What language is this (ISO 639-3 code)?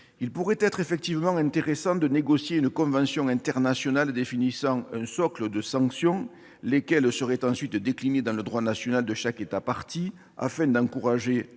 fra